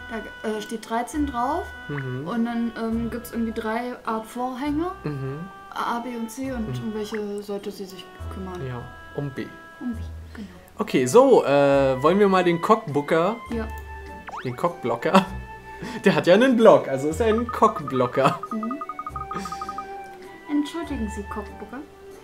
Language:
German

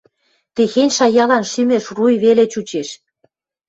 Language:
Western Mari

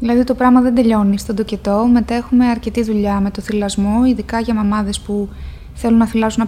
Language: Greek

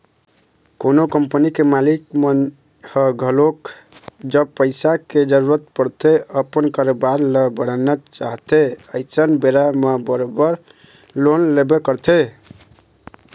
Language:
Chhattisgarhi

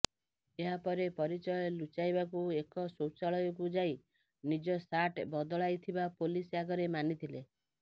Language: Odia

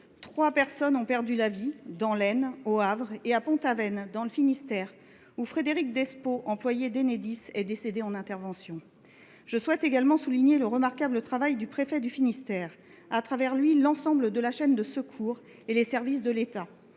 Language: French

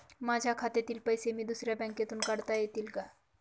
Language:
Marathi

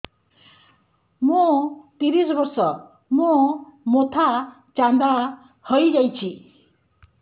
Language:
Odia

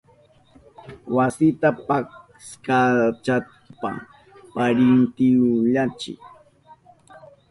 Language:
Southern Pastaza Quechua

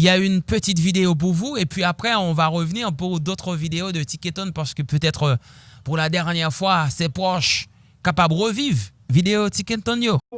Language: French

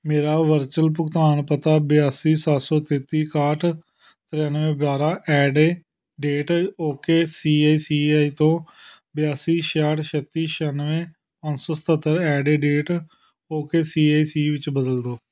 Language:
Punjabi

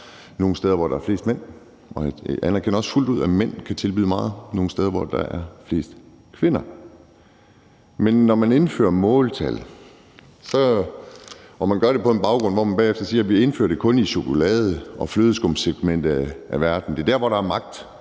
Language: Danish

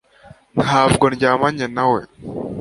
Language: Kinyarwanda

